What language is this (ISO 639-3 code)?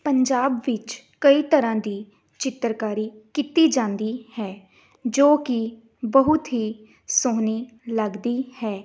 pan